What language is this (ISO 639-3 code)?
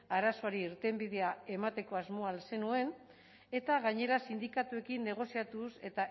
eus